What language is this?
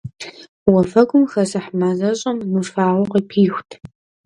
Kabardian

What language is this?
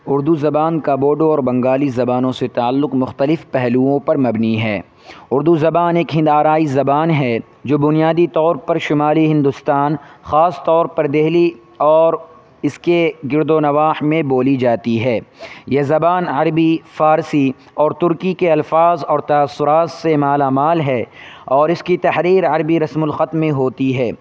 Urdu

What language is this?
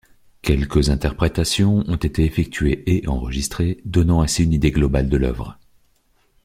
French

